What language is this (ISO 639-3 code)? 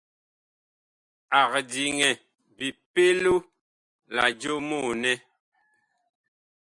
bkh